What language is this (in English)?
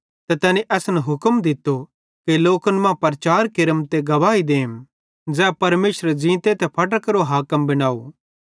Bhadrawahi